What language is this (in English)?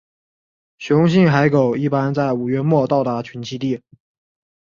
Chinese